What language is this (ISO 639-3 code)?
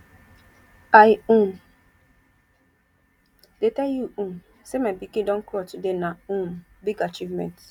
pcm